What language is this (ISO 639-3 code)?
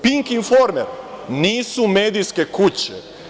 srp